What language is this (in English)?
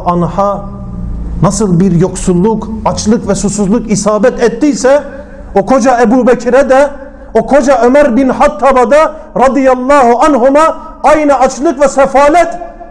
Turkish